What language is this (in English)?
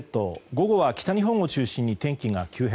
Japanese